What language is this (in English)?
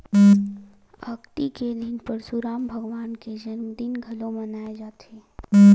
Chhattisgarhi